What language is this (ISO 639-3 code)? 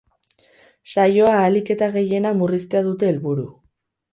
eus